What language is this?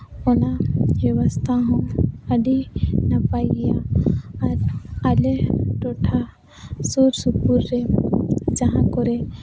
Santali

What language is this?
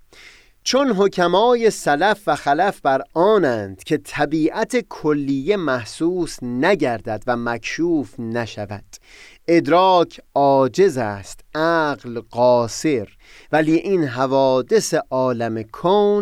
Persian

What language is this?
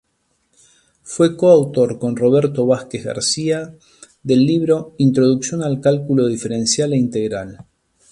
Spanish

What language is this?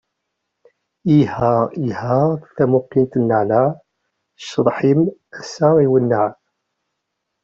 Kabyle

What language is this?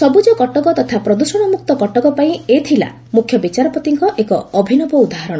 Odia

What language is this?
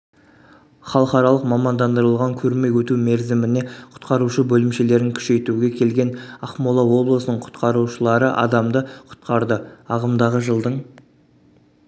Kazakh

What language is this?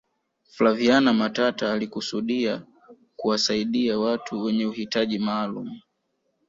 Swahili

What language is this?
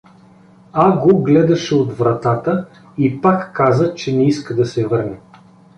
Bulgarian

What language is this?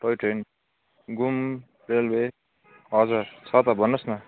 Nepali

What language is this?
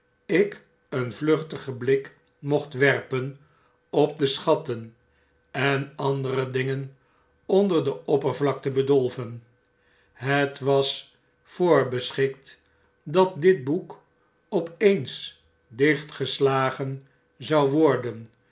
Dutch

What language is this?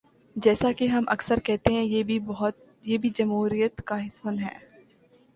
Urdu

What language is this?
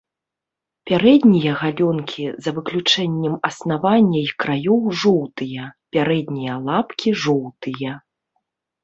Belarusian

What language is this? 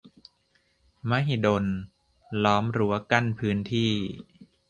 Thai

